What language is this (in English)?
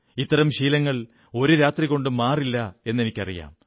Malayalam